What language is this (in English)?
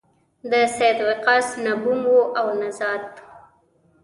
Pashto